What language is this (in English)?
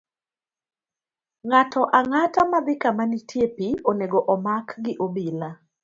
Luo (Kenya and Tanzania)